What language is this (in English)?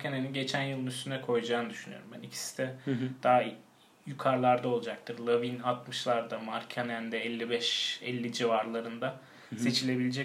Turkish